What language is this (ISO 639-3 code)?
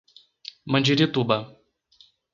por